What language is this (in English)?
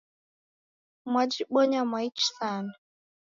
Taita